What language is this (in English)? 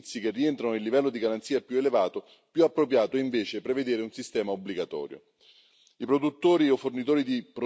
Italian